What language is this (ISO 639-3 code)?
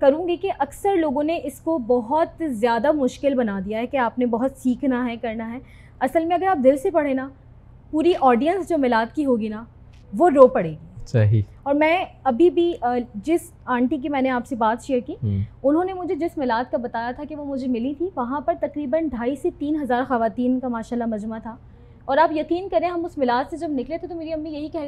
urd